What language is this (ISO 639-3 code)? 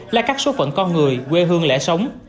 vie